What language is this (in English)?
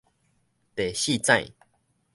Min Nan Chinese